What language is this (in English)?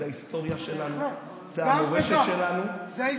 Hebrew